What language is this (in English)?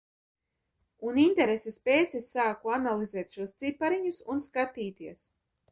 Latvian